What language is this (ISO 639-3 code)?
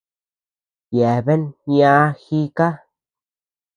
cux